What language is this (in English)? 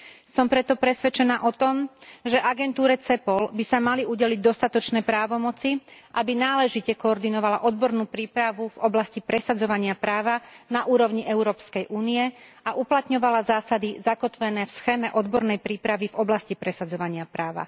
Slovak